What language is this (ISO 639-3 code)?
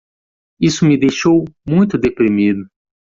por